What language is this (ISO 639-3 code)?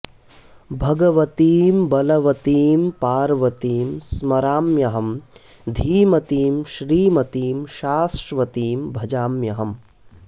san